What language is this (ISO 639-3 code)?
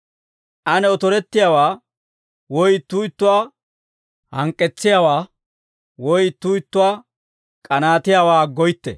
dwr